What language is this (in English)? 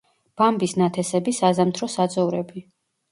Georgian